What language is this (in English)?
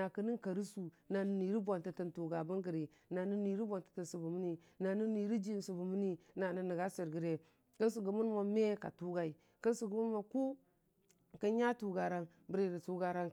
Dijim-Bwilim